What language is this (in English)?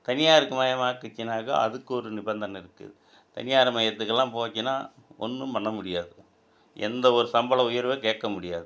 Tamil